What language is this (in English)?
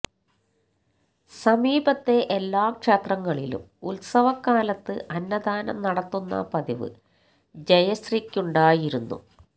Malayalam